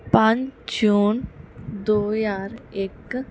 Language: Punjabi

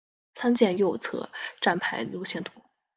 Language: Chinese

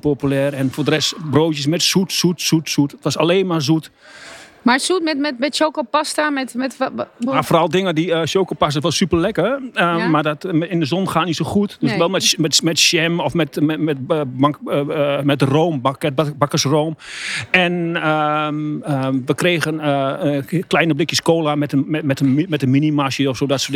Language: Dutch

